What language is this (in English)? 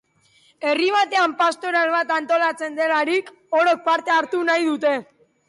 Basque